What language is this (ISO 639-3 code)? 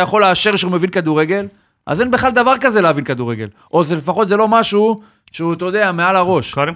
heb